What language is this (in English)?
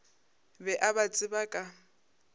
Northern Sotho